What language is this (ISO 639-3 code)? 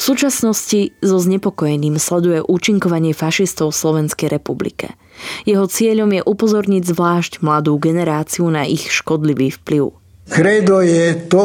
slk